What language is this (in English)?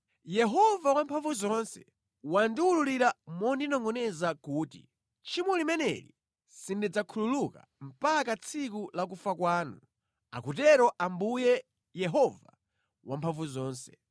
Nyanja